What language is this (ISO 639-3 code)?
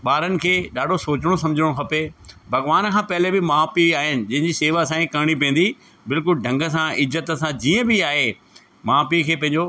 snd